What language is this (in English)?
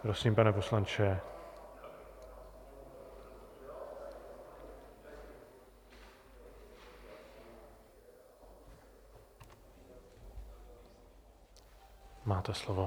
Czech